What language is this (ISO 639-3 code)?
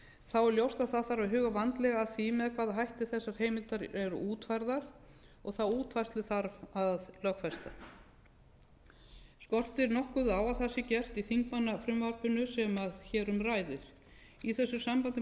isl